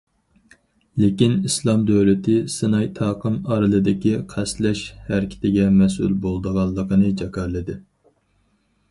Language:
Uyghur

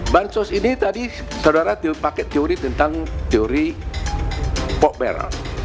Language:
Indonesian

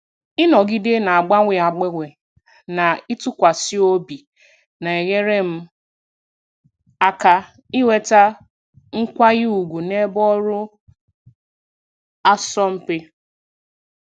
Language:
Igbo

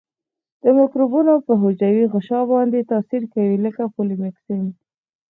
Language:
Pashto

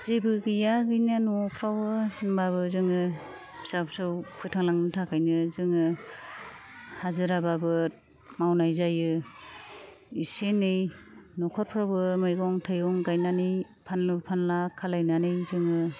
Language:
Bodo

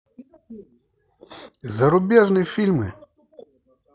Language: Russian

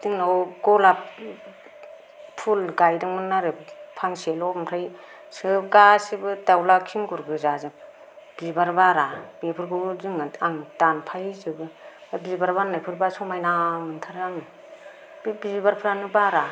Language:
Bodo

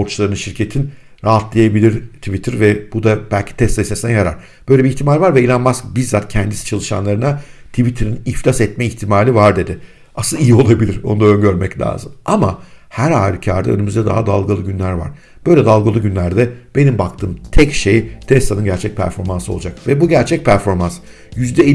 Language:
Turkish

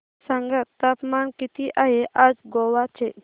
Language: Marathi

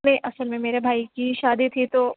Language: Urdu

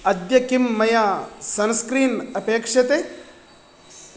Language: Sanskrit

